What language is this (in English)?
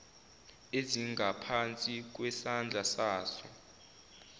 Zulu